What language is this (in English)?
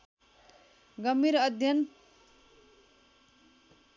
Nepali